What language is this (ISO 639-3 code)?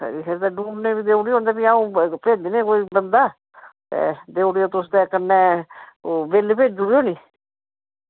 doi